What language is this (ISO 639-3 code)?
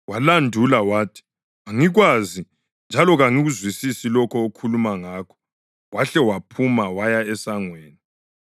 nde